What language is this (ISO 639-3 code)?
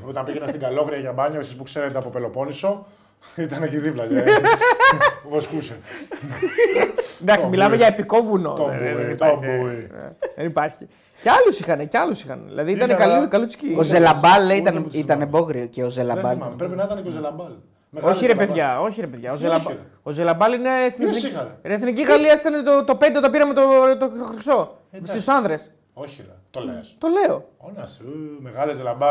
ell